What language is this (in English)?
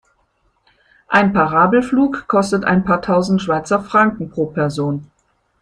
German